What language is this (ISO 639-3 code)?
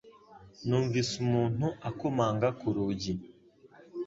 kin